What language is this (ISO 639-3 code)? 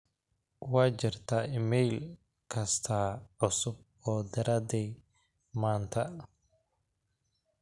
som